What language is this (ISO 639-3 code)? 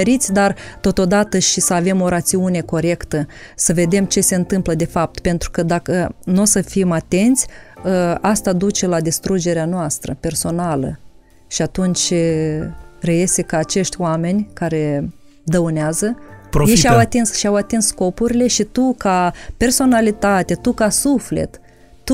ron